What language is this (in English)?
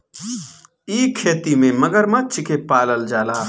Bhojpuri